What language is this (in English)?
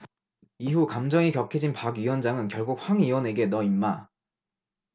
Korean